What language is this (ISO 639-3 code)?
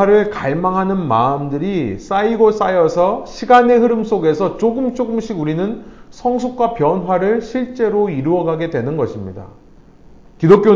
kor